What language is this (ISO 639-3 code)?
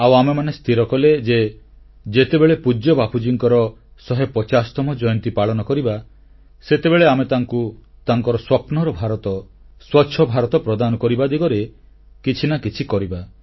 ori